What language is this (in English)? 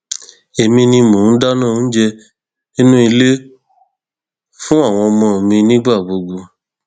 Yoruba